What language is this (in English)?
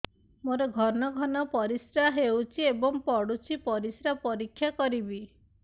Odia